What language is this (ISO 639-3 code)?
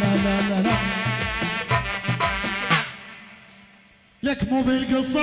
ara